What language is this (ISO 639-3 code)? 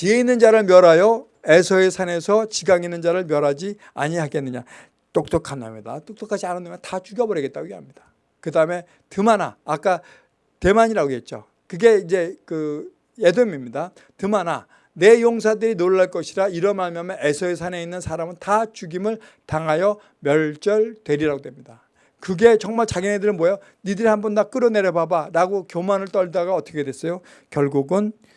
kor